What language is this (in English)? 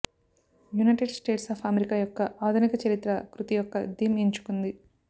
Telugu